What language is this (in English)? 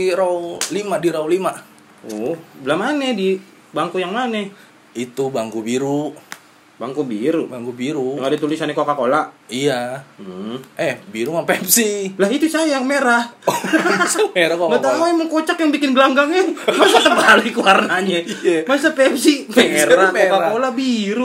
Indonesian